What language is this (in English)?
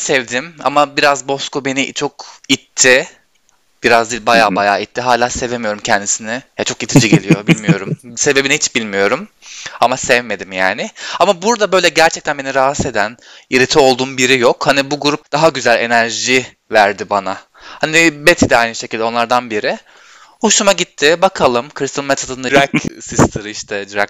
Turkish